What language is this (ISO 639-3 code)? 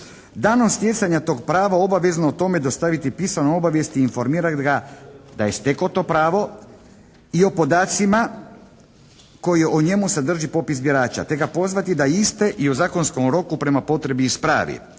hrv